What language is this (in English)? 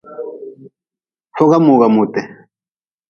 Nawdm